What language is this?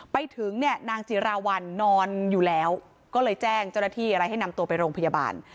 Thai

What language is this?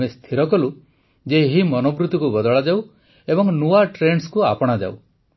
Odia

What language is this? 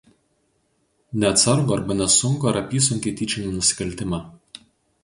Lithuanian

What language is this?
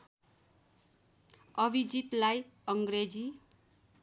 Nepali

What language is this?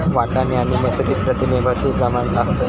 Marathi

